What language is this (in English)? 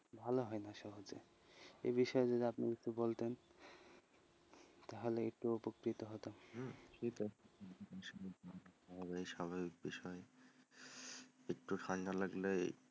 Bangla